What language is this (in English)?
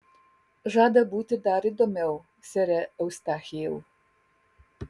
Lithuanian